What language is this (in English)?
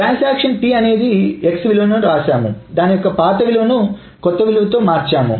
Telugu